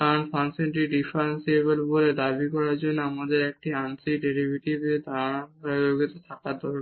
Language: Bangla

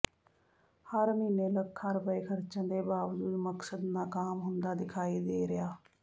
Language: Punjabi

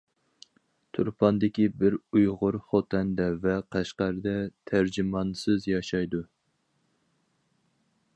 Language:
Uyghur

